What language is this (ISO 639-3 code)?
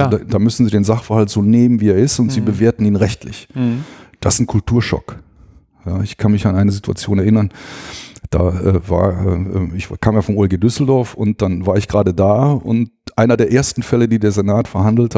deu